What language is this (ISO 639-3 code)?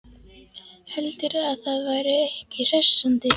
isl